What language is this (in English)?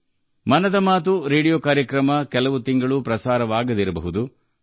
Kannada